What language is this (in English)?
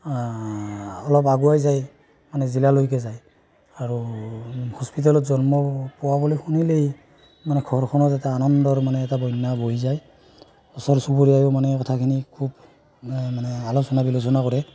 Assamese